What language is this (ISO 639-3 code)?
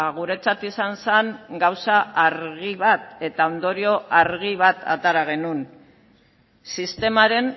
eus